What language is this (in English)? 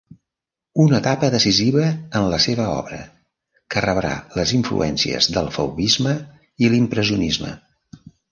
Catalan